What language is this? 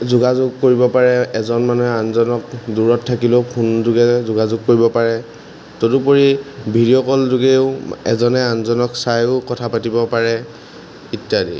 Assamese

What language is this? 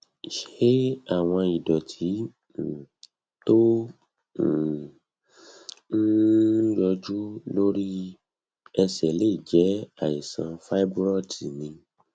Yoruba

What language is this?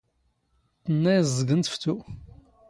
Standard Moroccan Tamazight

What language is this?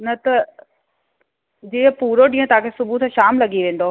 Sindhi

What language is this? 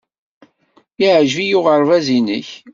Kabyle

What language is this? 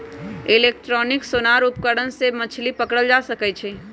Magahi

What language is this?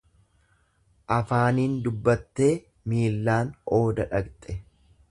Oromo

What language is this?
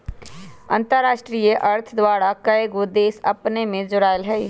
Magahi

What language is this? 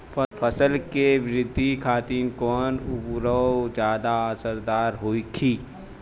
Bhojpuri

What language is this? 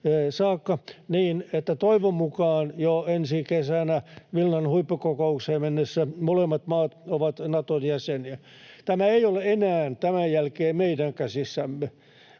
Finnish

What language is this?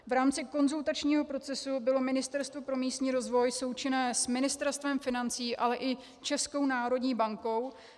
Czech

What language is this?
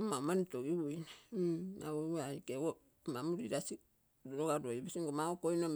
Terei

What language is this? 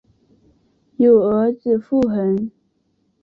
Chinese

